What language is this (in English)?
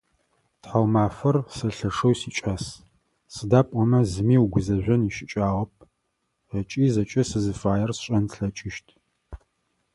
Adyghe